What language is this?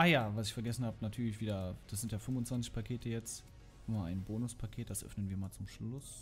German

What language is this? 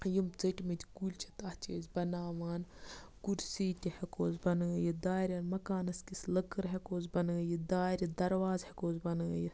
Kashmiri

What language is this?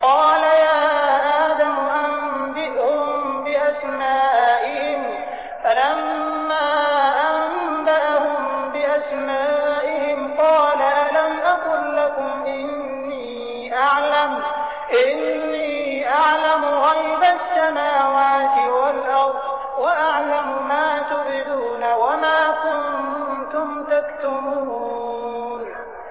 Arabic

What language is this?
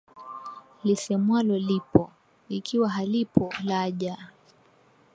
Swahili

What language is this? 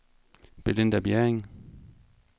Danish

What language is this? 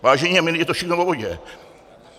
Czech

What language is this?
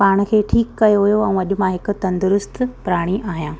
Sindhi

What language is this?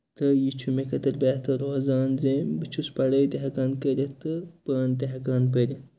Kashmiri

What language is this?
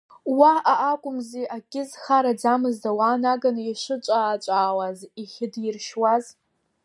Abkhazian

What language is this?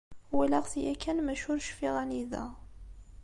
Kabyle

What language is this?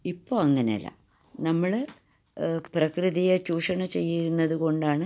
Malayalam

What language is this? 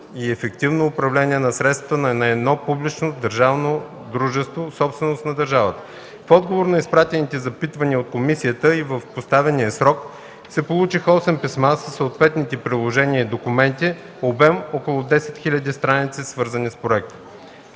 Bulgarian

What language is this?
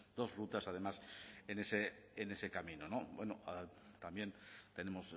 Spanish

